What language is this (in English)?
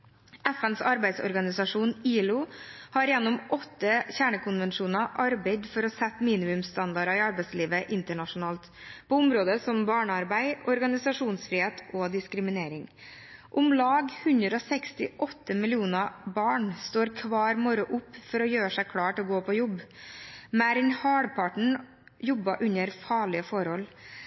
Norwegian Bokmål